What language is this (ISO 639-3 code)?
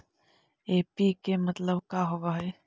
mag